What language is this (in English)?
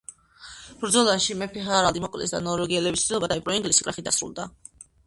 Georgian